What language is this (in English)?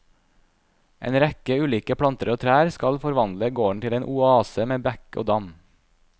Norwegian